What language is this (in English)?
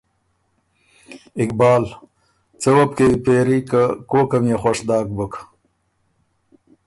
Ormuri